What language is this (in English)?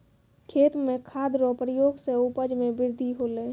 Maithili